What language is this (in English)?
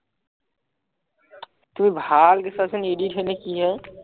Assamese